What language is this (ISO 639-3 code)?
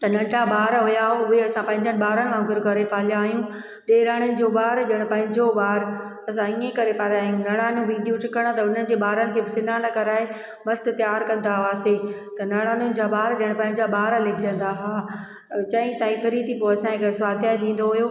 snd